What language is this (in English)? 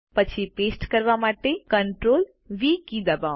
Gujarati